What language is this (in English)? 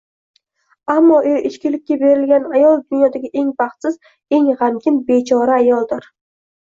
Uzbek